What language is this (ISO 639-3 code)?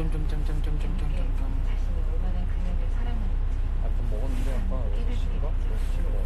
kor